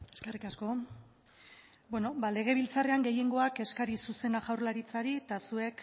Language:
Basque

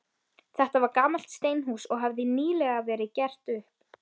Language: Icelandic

